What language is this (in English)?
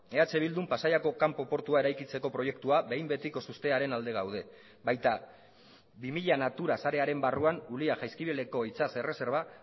Basque